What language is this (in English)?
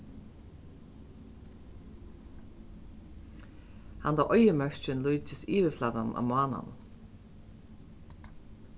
Faroese